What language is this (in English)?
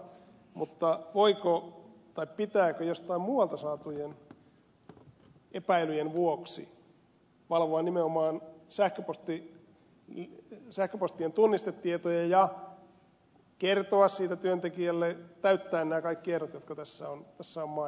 Finnish